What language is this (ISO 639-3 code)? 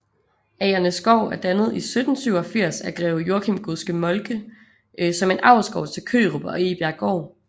dan